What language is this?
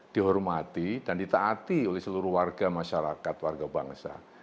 Indonesian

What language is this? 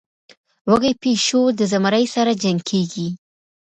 Pashto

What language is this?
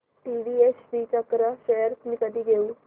Marathi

